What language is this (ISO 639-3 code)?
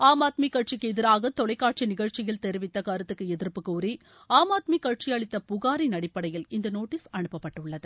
tam